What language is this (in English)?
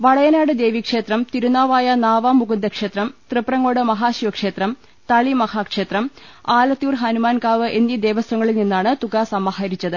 Malayalam